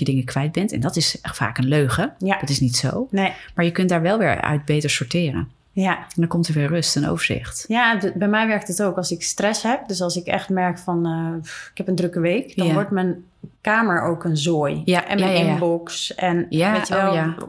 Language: Dutch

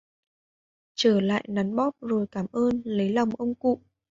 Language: Vietnamese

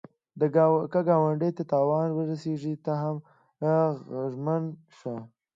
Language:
Pashto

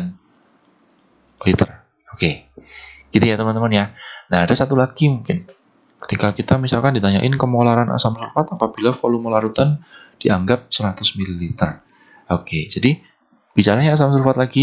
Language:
Indonesian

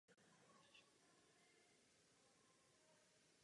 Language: Czech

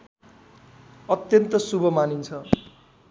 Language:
Nepali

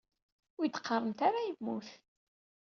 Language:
Kabyle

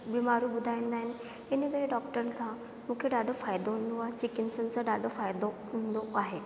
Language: Sindhi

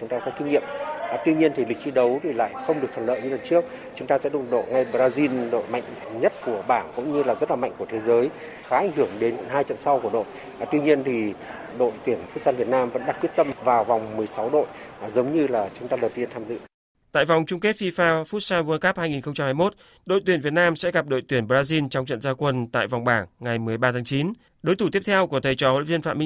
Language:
Vietnamese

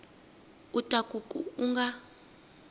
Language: Tsonga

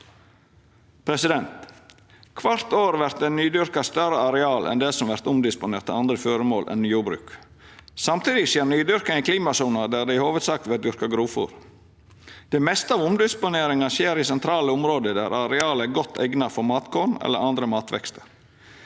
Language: Norwegian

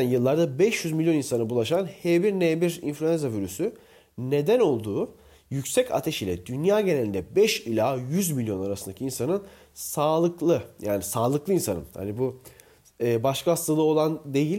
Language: Turkish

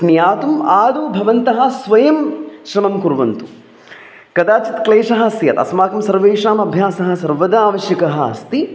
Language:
Sanskrit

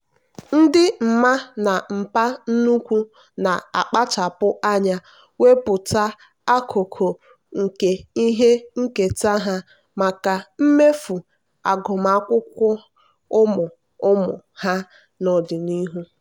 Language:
Igbo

